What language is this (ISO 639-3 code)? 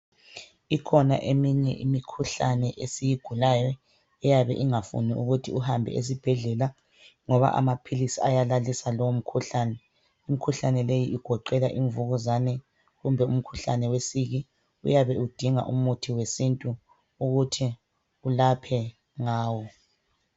nde